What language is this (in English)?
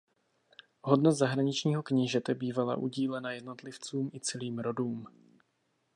Czech